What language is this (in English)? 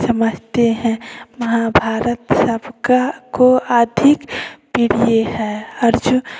Hindi